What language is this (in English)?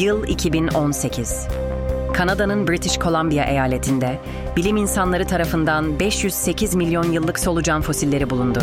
Turkish